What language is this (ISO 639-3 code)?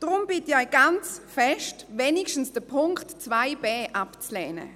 gsw